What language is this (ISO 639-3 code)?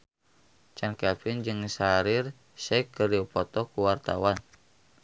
sun